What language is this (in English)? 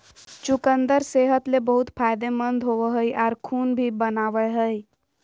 Magahi